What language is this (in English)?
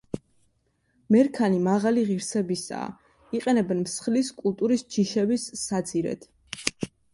Georgian